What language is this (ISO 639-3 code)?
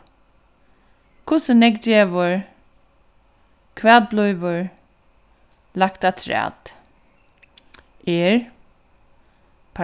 fao